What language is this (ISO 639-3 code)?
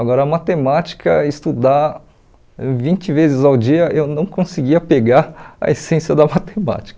por